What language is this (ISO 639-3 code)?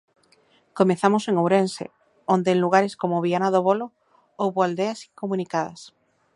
glg